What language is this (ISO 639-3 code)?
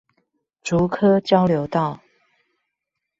zho